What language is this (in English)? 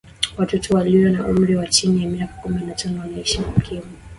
Swahili